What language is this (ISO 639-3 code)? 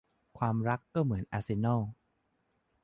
tha